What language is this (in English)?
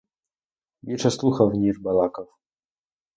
Ukrainian